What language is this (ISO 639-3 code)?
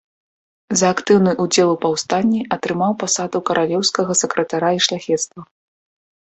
bel